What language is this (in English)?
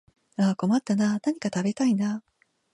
Japanese